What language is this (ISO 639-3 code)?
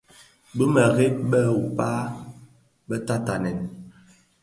ksf